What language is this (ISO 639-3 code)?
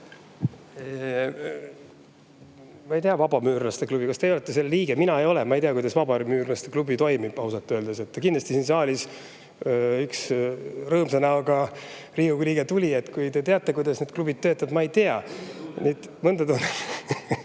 est